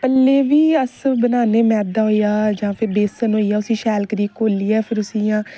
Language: Dogri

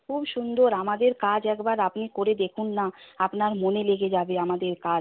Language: Bangla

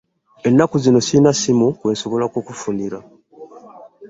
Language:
Ganda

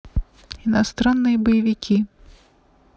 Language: Russian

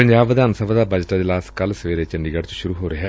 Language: Punjabi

